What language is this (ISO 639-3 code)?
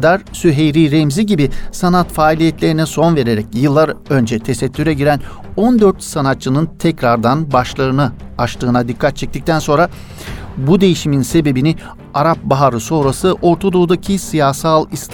tur